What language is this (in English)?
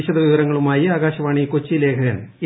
Malayalam